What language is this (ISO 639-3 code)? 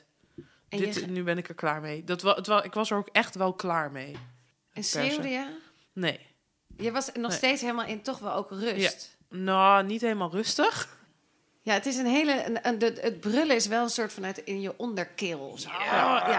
nld